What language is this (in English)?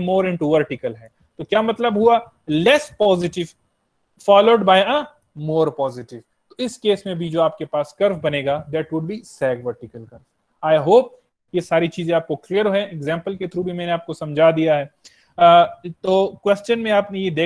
Hindi